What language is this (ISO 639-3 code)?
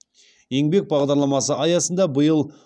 kaz